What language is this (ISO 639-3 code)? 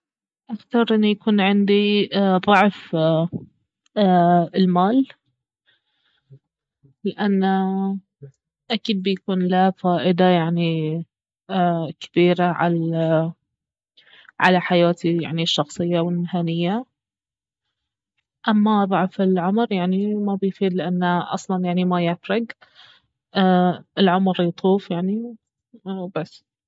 abv